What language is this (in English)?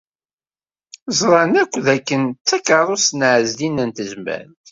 Kabyle